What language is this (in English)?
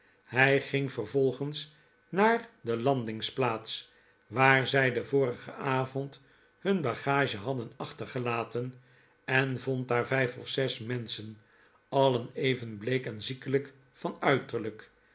Dutch